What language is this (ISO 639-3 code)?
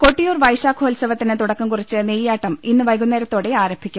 mal